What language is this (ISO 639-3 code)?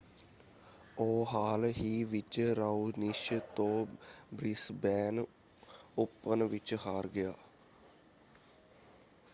pan